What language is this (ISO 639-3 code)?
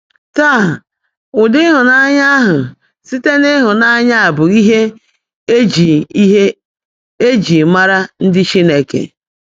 ibo